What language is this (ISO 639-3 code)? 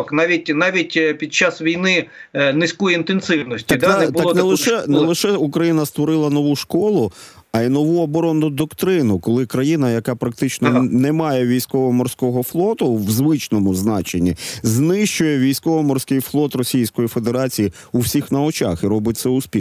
ukr